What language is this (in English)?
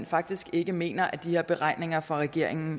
Danish